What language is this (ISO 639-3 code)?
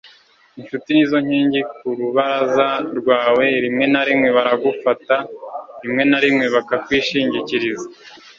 kin